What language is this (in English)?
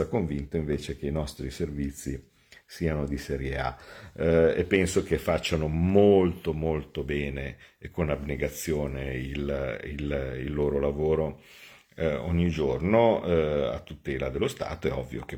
Italian